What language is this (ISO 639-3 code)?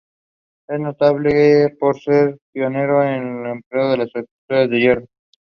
eng